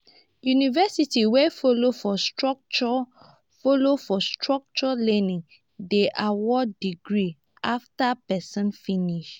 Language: Nigerian Pidgin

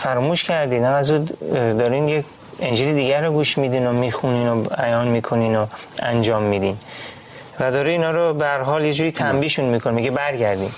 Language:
Persian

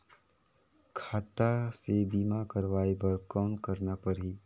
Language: Chhattisgarhi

